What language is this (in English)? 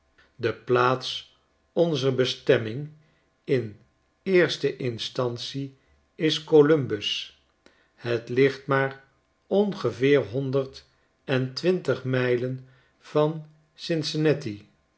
Dutch